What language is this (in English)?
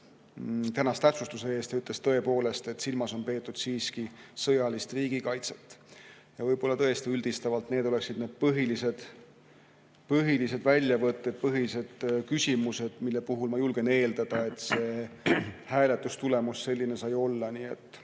Estonian